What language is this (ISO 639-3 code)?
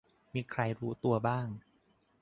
tha